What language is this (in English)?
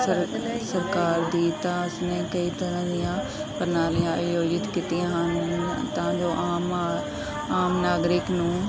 Punjabi